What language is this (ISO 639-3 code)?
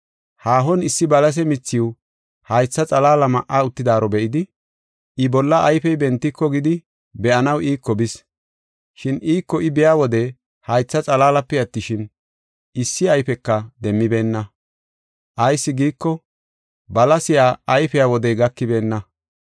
gof